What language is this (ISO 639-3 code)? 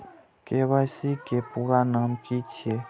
mai